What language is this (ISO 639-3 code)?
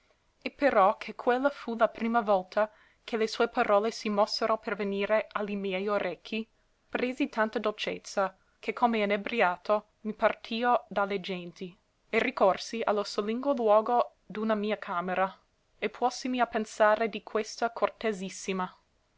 ita